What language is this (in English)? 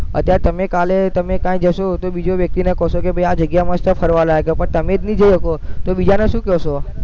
Gujarati